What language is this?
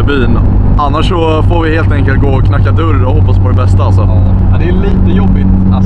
Swedish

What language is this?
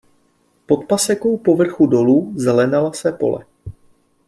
Czech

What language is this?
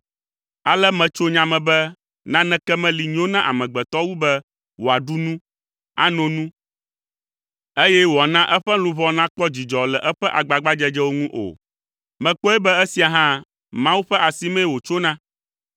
Ewe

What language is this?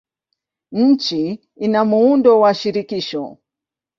Swahili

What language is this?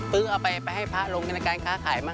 Thai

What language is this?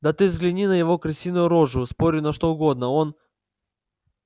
Russian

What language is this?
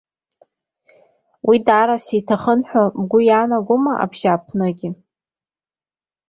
Abkhazian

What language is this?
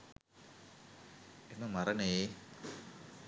Sinhala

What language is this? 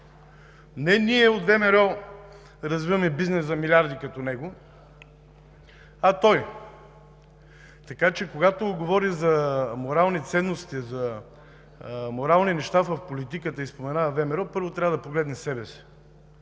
Bulgarian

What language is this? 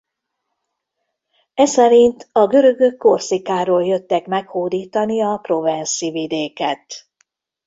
Hungarian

